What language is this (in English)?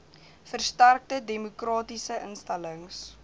Afrikaans